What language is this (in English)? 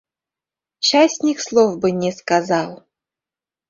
Mari